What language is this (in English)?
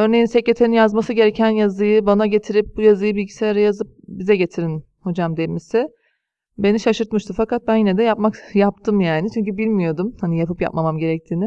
Turkish